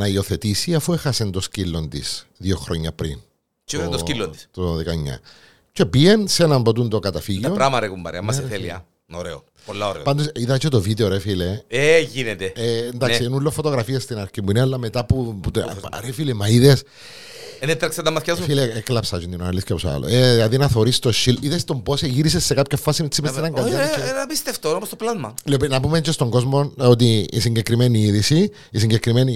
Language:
Greek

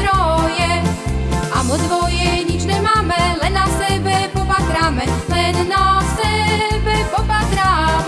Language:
Slovak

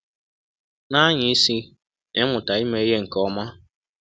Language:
Igbo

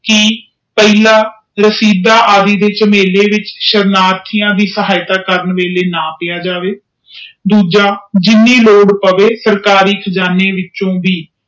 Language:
Punjabi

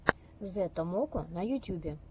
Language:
Russian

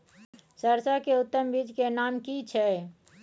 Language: Maithili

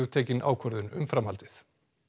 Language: Icelandic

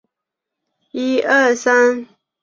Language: Chinese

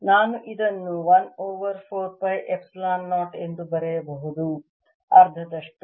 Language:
Kannada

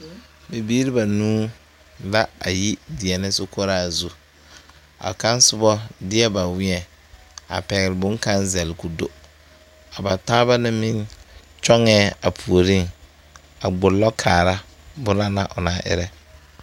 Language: Southern Dagaare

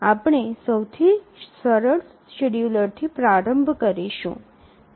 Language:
Gujarati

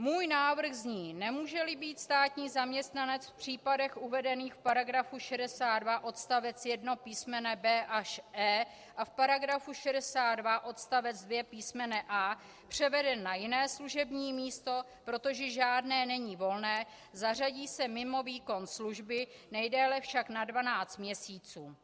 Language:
Czech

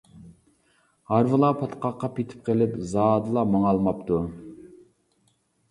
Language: Uyghur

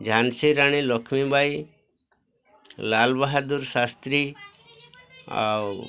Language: Odia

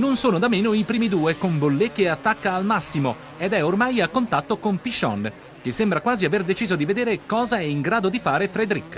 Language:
Italian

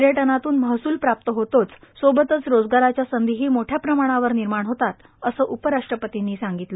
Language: Marathi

